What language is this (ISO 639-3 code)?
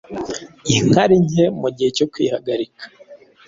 kin